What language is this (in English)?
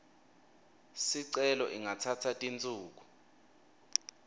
Swati